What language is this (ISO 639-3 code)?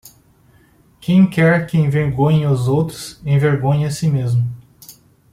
por